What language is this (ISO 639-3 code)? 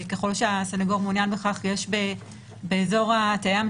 heb